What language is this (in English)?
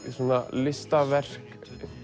Icelandic